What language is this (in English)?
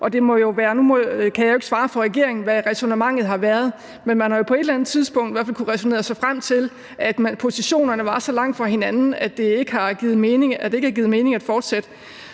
Danish